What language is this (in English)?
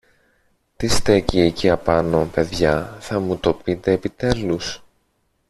Greek